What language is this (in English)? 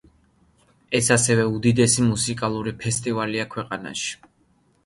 Georgian